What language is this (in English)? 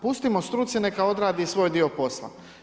Croatian